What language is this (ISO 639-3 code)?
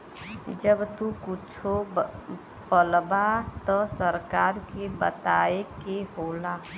bho